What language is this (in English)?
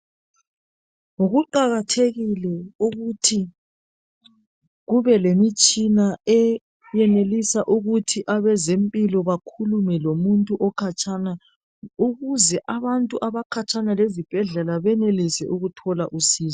North Ndebele